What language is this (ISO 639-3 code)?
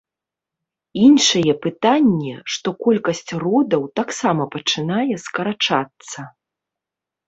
bel